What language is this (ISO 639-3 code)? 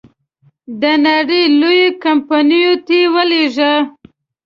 pus